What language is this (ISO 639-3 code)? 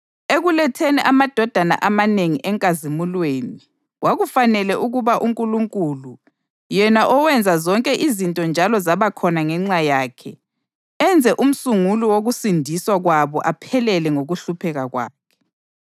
nde